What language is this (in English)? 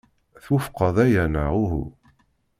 Kabyle